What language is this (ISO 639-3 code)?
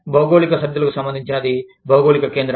tel